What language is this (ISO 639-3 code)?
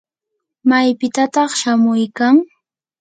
qur